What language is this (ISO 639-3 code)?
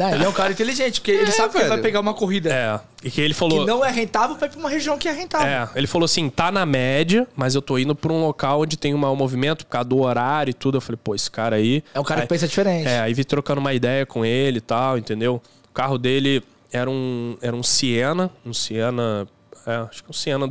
por